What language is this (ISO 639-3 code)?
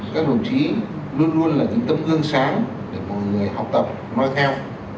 vie